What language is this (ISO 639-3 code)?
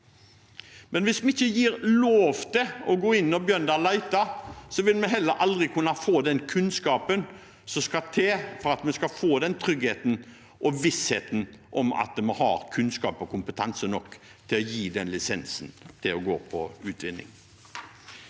nor